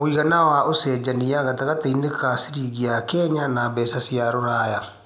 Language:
Kikuyu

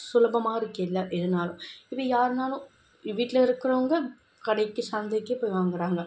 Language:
Tamil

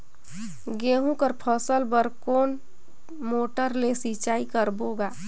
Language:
Chhattisgarhi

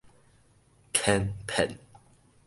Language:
Min Nan Chinese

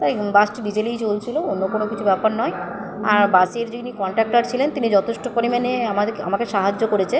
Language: Bangla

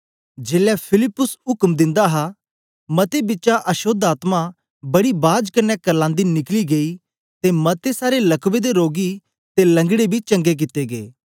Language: Dogri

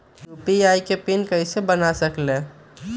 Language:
Magahi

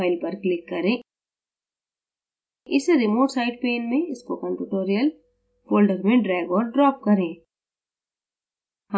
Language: Hindi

